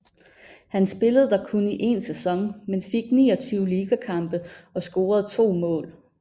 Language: Danish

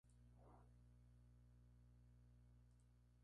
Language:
Spanish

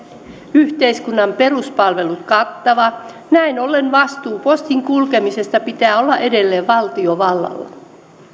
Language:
Finnish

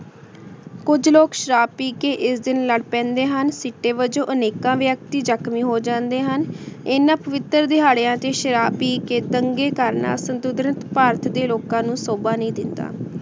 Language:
Punjabi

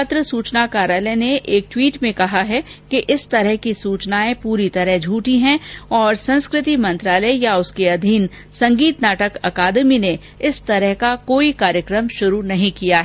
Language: Hindi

